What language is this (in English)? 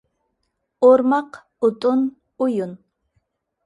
Uyghur